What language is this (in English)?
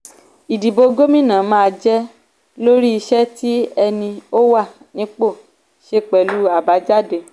Yoruba